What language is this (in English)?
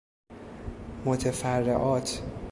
Persian